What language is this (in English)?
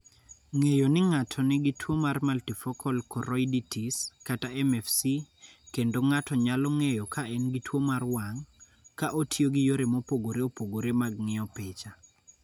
Luo (Kenya and Tanzania)